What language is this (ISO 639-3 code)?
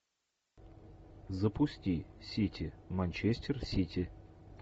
rus